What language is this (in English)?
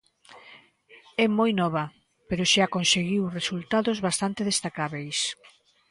Galician